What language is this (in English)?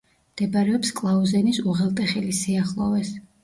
Georgian